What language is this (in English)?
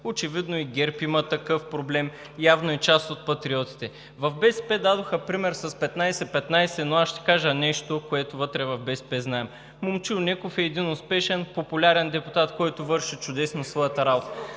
Bulgarian